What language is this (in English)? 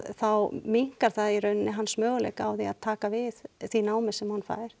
Icelandic